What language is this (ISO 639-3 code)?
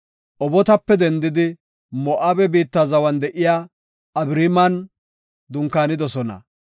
gof